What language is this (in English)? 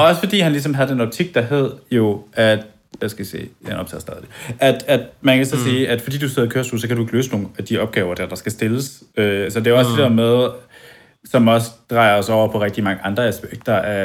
Danish